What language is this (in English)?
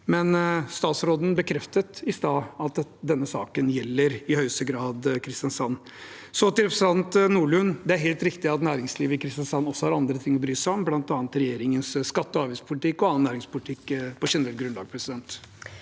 Norwegian